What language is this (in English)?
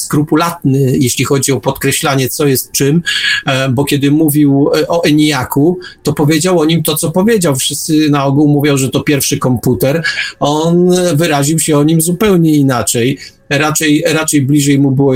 Polish